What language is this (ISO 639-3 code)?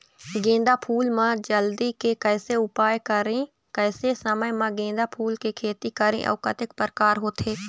hne